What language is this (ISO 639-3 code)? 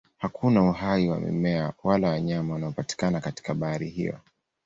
swa